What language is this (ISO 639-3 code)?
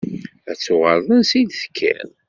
kab